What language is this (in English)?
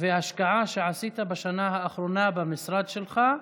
Hebrew